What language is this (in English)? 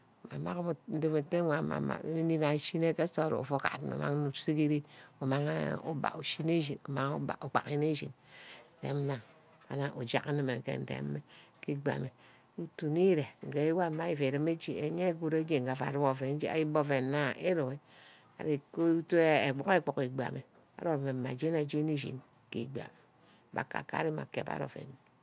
Ubaghara